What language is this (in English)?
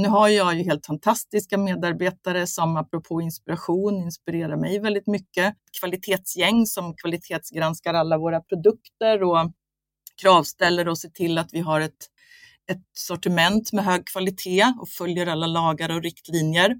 Swedish